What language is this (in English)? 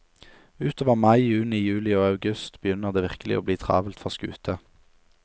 Norwegian